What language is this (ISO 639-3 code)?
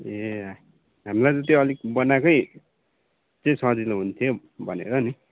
nep